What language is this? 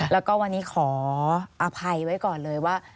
Thai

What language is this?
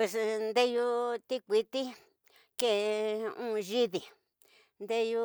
Tidaá Mixtec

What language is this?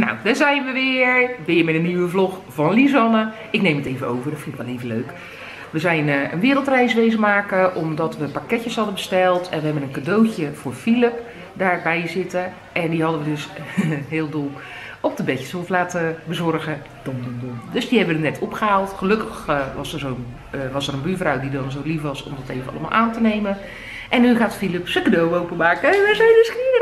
Dutch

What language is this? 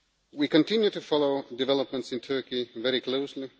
English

